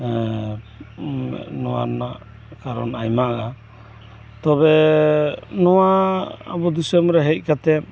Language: Santali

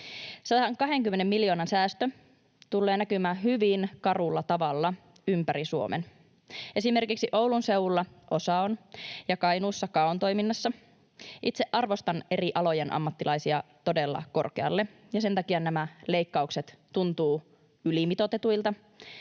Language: Finnish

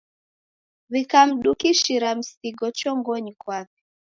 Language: Taita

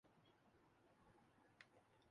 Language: Urdu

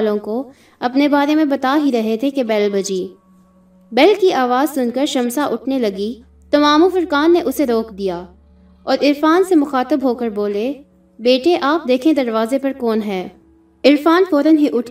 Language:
Urdu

